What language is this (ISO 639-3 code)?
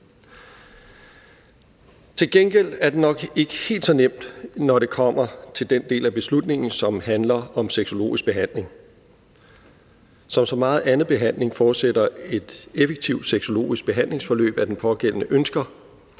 dan